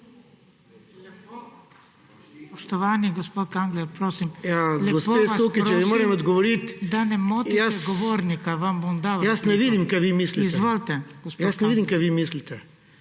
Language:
Slovenian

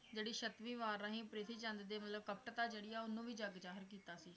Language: Punjabi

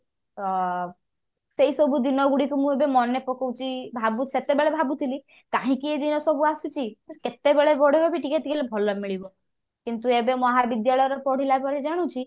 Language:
Odia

